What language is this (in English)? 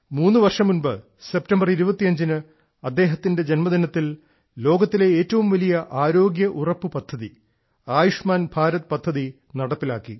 Malayalam